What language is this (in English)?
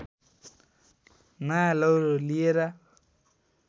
Nepali